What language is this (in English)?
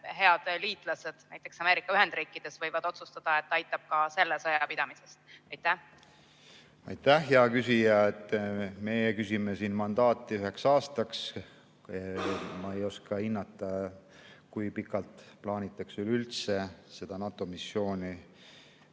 Estonian